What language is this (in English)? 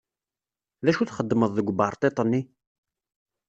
Kabyle